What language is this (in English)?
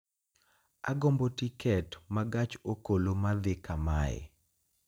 Luo (Kenya and Tanzania)